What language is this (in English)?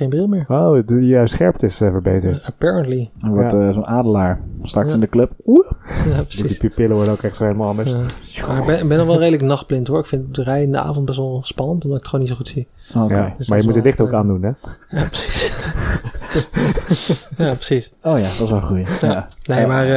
Dutch